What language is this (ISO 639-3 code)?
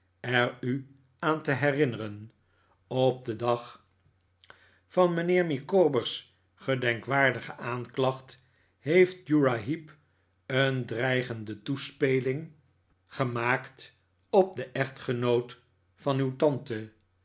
nld